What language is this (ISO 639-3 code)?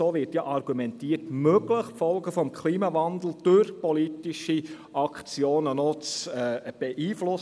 gsw